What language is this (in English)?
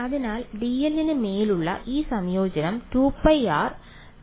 Malayalam